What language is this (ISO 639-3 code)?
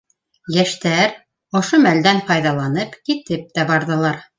bak